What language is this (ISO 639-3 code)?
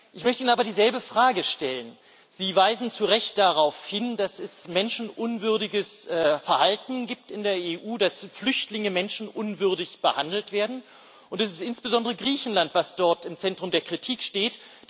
deu